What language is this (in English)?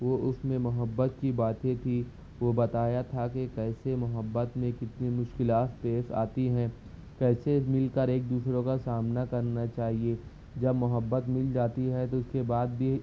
Urdu